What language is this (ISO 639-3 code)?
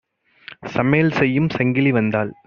tam